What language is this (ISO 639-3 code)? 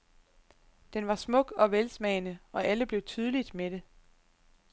dan